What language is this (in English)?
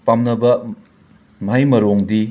Manipuri